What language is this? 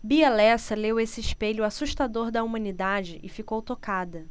Portuguese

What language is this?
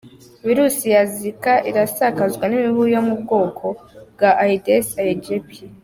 Kinyarwanda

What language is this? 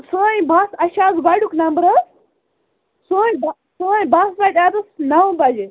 Kashmiri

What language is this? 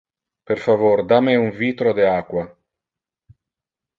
Interlingua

